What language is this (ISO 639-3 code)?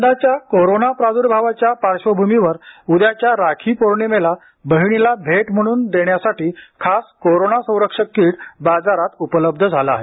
mar